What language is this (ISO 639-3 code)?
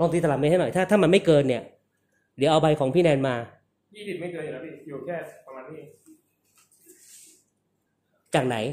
tha